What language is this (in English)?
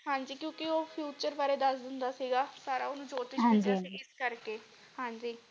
Punjabi